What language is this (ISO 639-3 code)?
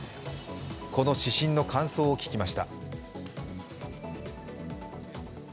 jpn